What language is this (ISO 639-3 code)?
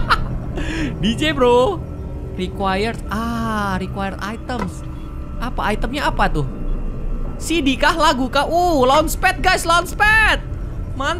ind